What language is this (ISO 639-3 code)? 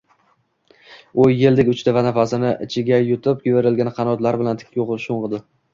uzb